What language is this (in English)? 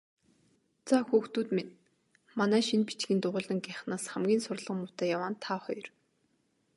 Mongolian